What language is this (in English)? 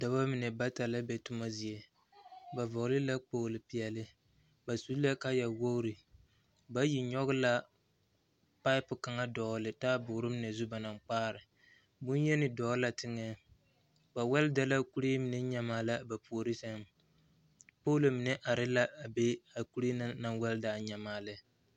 Southern Dagaare